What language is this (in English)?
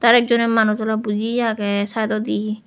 Chakma